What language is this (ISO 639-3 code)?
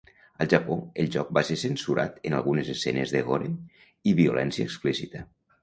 cat